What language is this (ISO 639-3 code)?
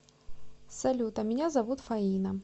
rus